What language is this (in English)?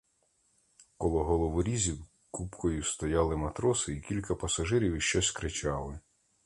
Ukrainian